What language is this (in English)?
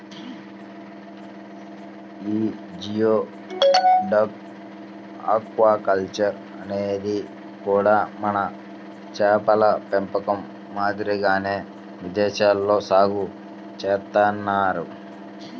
Telugu